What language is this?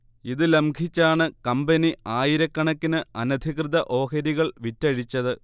Malayalam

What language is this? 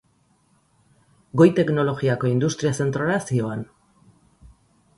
Basque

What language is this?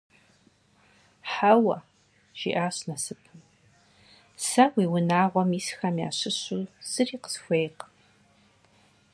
Kabardian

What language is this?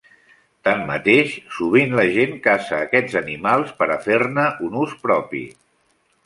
Catalan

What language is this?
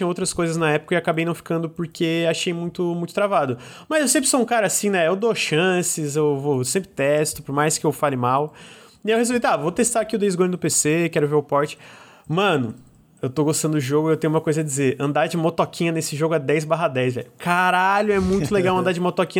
Portuguese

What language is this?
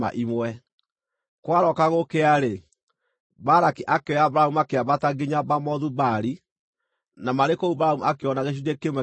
Kikuyu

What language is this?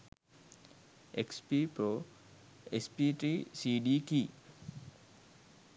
Sinhala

